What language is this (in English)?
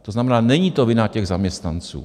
Czech